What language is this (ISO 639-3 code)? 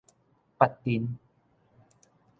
nan